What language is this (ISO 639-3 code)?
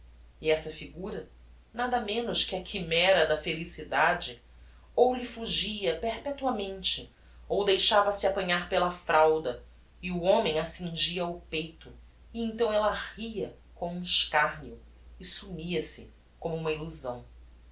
por